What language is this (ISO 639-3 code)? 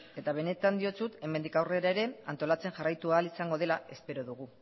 eus